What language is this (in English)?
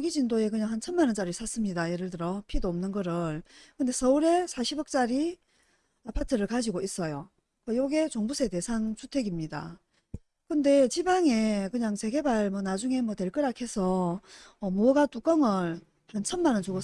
Korean